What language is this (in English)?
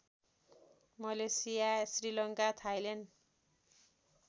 Nepali